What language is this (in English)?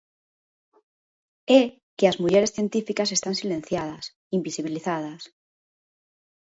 Galician